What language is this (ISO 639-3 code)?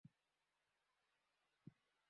ben